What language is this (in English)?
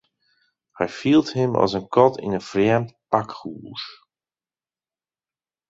Western Frisian